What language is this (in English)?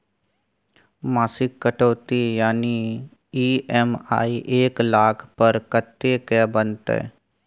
Maithili